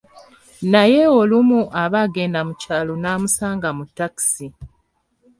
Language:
Ganda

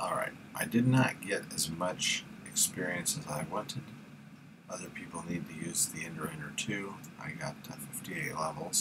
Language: English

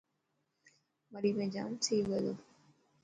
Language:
Dhatki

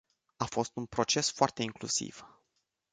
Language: Romanian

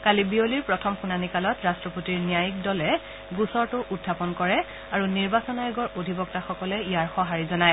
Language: Assamese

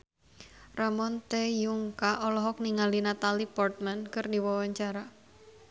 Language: Sundanese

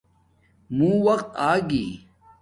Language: Domaaki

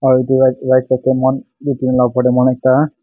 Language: Naga Pidgin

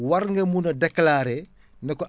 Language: Wolof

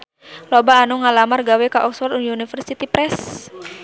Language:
Sundanese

